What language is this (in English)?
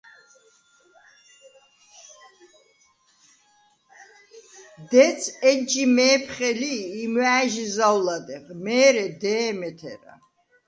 Svan